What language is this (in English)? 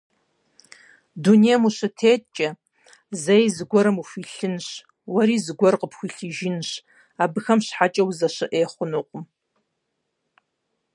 Kabardian